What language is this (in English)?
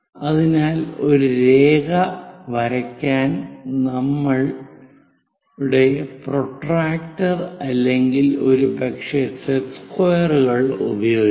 Malayalam